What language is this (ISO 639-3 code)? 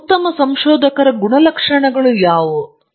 kan